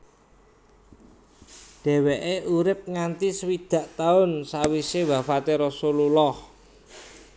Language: Javanese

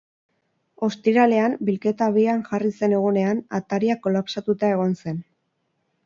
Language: Basque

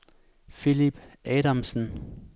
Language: Danish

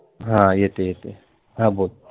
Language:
Marathi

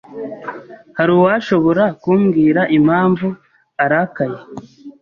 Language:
Kinyarwanda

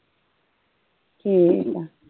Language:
Punjabi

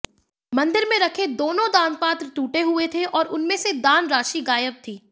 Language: Hindi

